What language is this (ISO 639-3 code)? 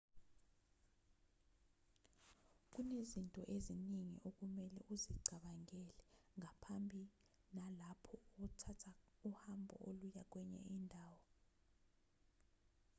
zul